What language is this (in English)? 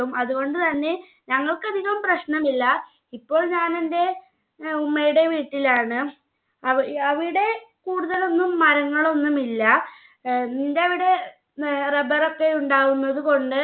Malayalam